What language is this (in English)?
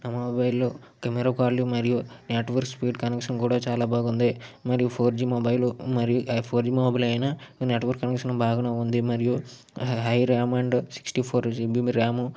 Telugu